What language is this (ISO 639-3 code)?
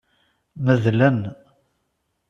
kab